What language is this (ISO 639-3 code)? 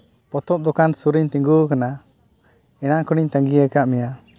sat